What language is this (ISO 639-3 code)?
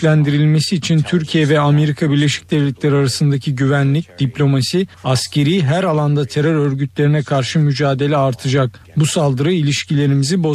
tur